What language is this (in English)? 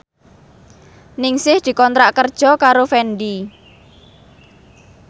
Javanese